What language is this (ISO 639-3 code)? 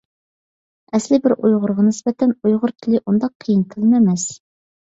uig